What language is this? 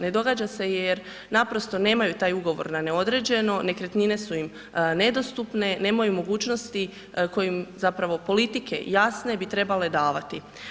Croatian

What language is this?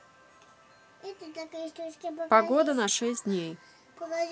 Russian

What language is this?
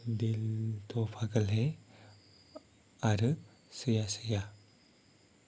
Bodo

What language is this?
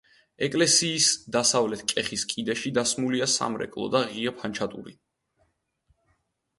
Georgian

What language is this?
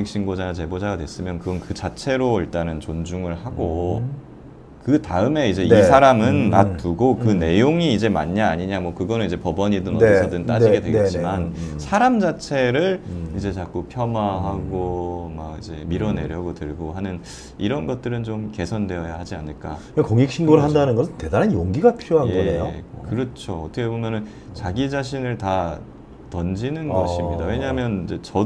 Korean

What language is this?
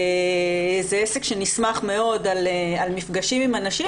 Hebrew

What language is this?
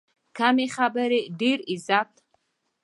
Pashto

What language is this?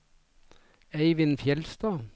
Norwegian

